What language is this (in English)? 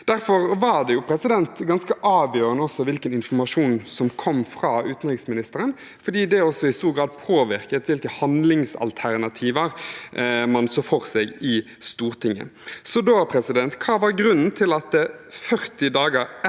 Norwegian